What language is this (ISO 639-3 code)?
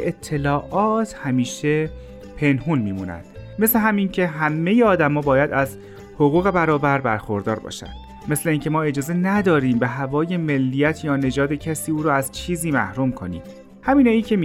fas